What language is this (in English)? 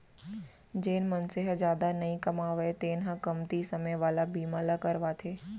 Chhattisgarhi